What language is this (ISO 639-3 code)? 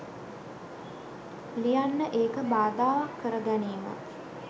sin